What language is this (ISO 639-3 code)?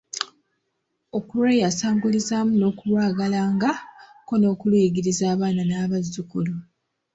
lug